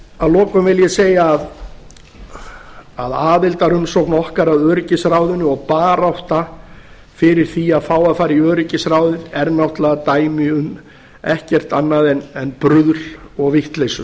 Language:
Icelandic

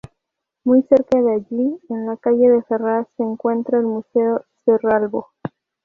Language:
Spanish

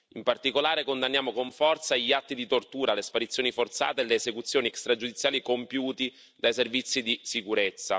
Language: Italian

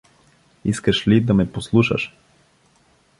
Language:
Bulgarian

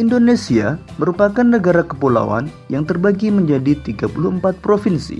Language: Indonesian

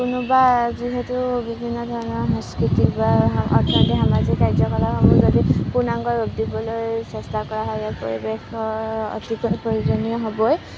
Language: Assamese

